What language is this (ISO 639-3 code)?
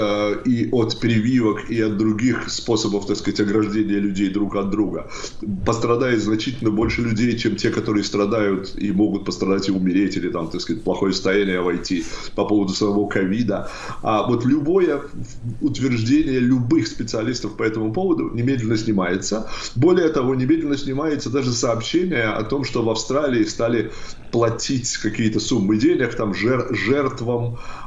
rus